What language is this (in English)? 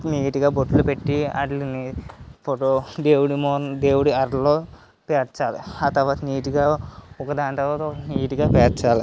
Telugu